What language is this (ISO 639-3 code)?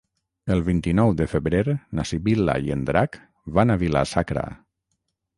cat